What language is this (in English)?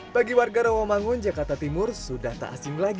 Indonesian